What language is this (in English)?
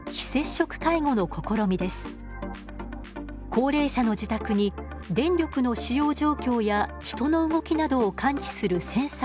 Japanese